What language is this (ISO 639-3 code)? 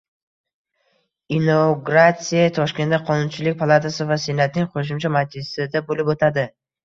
uzb